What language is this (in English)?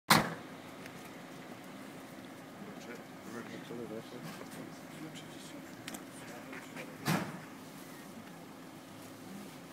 Romanian